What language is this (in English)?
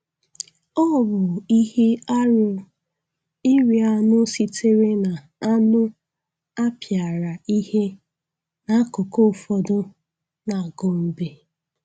Igbo